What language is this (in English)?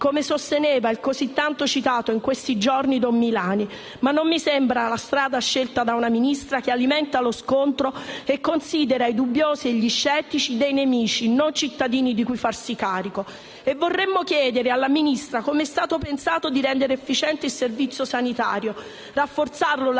Italian